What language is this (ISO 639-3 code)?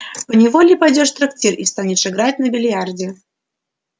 rus